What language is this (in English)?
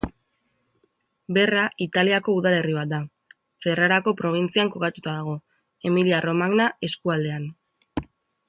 Basque